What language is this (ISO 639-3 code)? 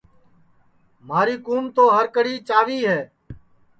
ssi